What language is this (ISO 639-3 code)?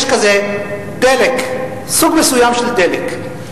heb